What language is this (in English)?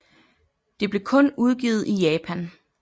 Danish